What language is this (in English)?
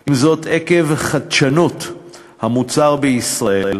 Hebrew